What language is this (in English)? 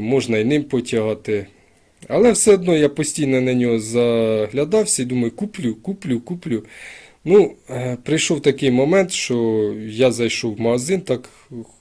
Ukrainian